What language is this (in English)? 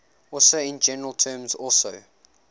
English